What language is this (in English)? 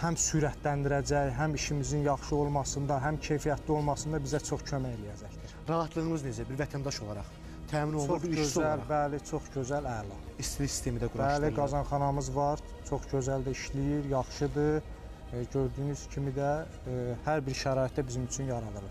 Turkish